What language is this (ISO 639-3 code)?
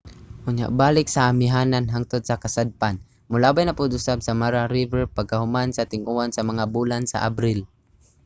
ceb